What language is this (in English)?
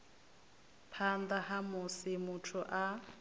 Venda